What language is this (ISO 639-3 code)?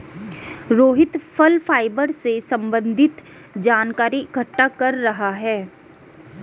hin